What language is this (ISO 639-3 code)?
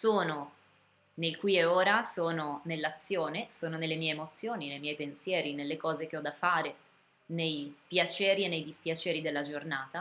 ita